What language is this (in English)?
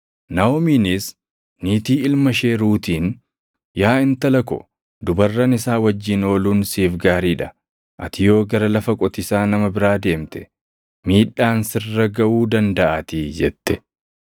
Oromo